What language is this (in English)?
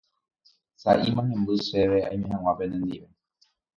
Guarani